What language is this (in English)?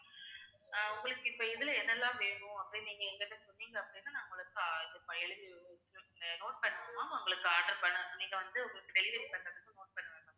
Tamil